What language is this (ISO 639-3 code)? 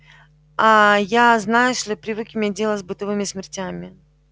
rus